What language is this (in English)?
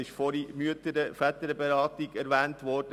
Swiss German